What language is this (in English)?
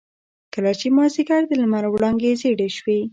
Pashto